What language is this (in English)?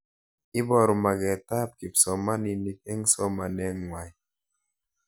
Kalenjin